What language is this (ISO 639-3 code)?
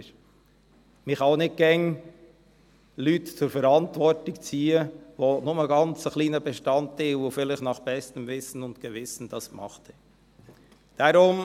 gsw